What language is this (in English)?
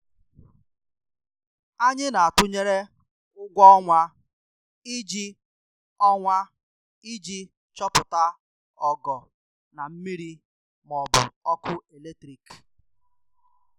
Igbo